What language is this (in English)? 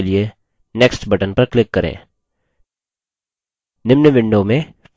Hindi